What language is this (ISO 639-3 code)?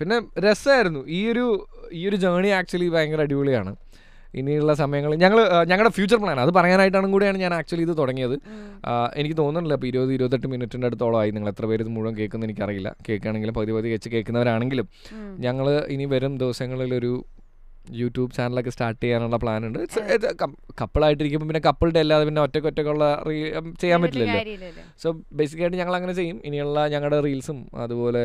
mal